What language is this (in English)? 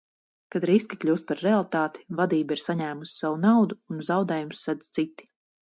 Latvian